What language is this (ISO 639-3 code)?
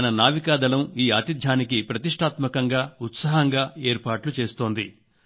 tel